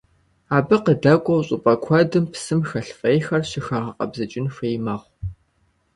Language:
Kabardian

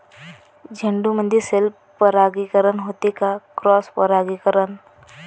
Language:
Marathi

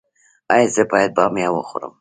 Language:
Pashto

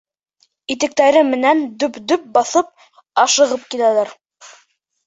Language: Bashkir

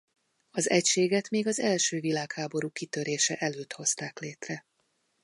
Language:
Hungarian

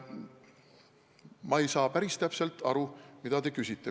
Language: Estonian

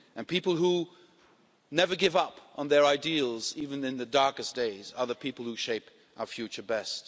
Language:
English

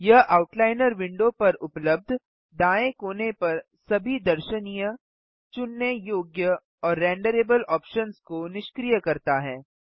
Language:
Hindi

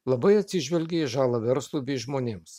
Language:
Lithuanian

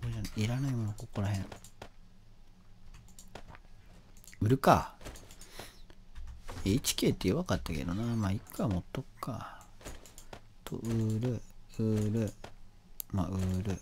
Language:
Japanese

